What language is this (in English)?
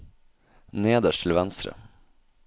Norwegian